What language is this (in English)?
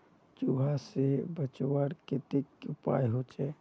Magahi